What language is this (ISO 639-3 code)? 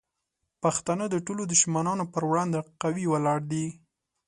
pus